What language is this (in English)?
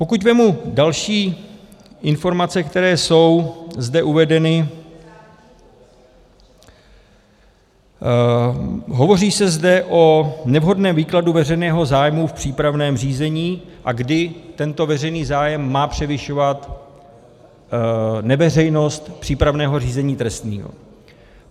Czech